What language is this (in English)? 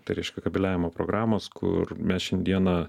Lithuanian